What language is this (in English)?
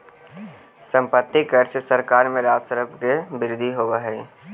Magahi